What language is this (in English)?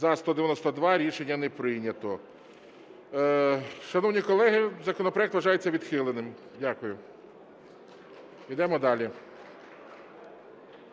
Ukrainian